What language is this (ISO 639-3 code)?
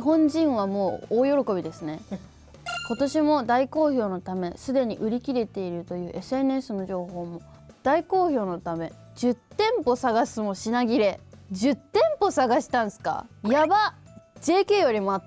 jpn